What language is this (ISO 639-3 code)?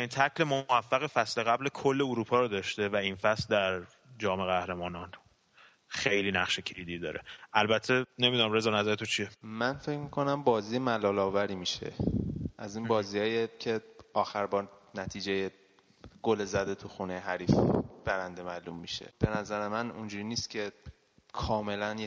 fas